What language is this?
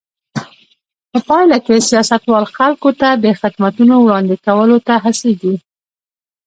Pashto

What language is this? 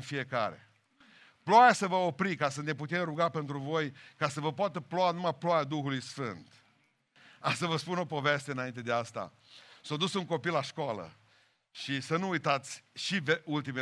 Romanian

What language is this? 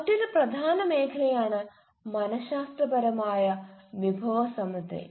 Malayalam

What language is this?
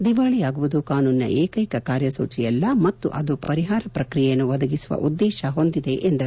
Kannada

